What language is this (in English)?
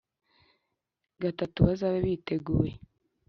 Kinyarwanda